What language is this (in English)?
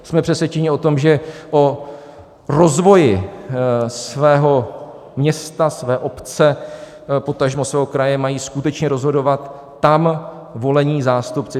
Czech